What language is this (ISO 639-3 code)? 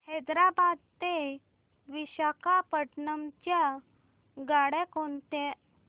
mar